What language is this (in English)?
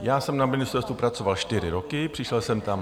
Czech